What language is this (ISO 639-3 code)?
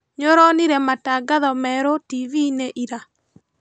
kik